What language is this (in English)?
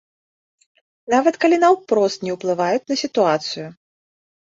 Belarusian